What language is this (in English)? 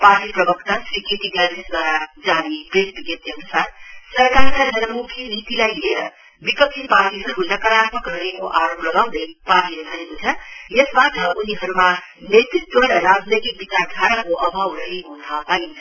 Nepali